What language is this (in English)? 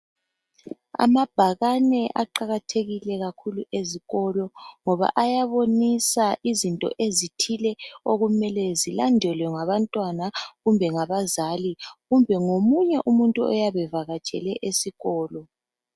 North Ndebele